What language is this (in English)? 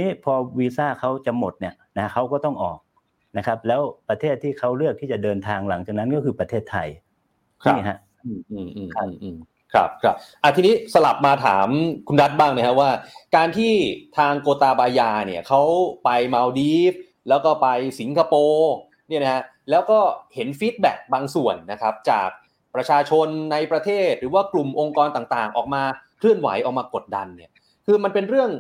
Thai